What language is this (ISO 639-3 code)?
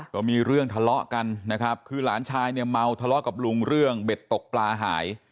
tha